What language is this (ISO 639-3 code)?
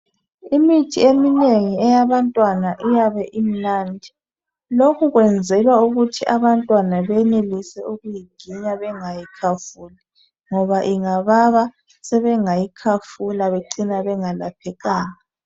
nde